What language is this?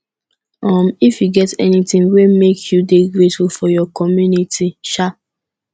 Nigerian Pidgin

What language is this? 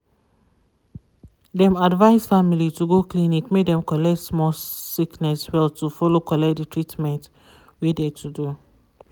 Nigerian Pidgin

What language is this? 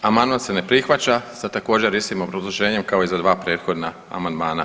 Croatian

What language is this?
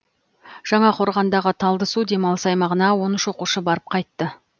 Kazakh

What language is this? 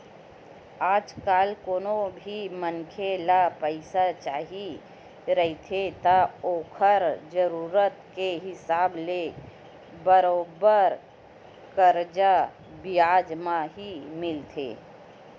Chhattisgarhi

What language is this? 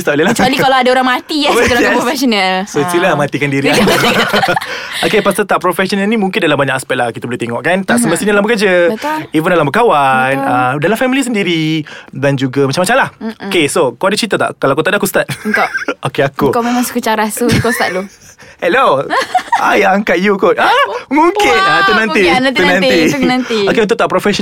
Malay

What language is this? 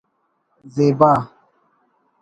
Brahui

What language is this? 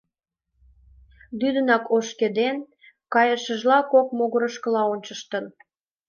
Mari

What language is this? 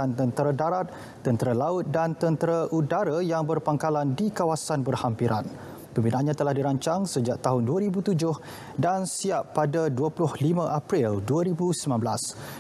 Malay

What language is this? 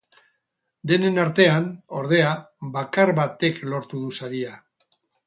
Basque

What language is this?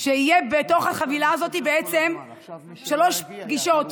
Hebrew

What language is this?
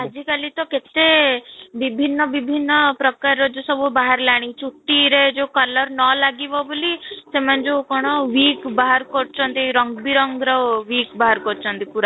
Odia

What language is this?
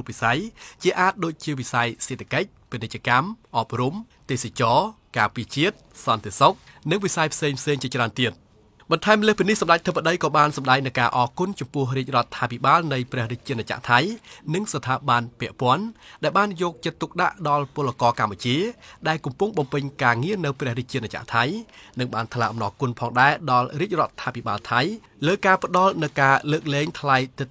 Thai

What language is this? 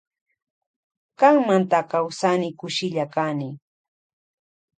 Loja Highland Quichua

